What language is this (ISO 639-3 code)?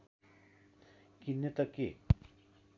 nep